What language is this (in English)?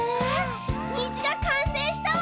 Japanese